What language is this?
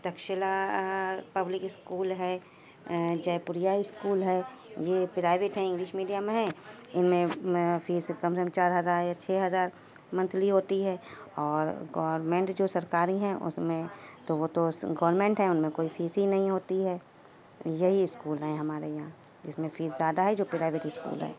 Urdu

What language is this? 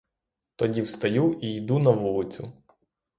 Ukrainian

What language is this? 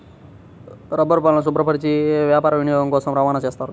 Telugu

